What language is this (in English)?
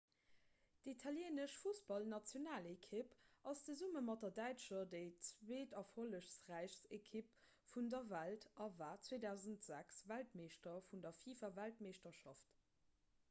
Luxembourgish